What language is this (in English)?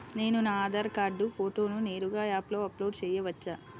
Telugu